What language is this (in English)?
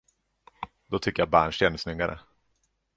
Swedish